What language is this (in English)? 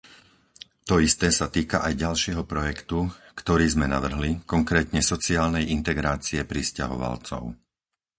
Slovak